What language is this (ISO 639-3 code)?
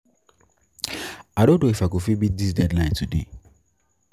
pcm